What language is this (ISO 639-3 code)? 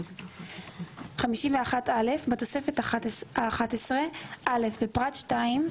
heb